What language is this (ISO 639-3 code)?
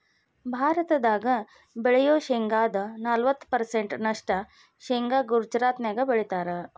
kan